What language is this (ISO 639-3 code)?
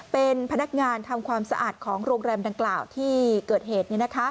tha